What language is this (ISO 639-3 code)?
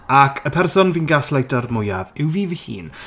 cym